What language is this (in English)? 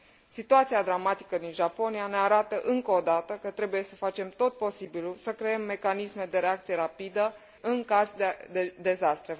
Romanian